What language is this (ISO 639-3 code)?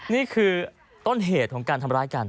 tha